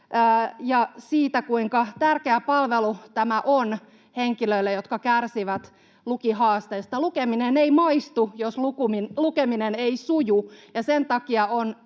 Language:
Finnish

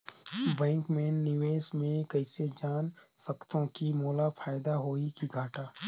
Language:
Chhattisgarhi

